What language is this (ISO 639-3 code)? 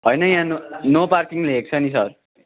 nep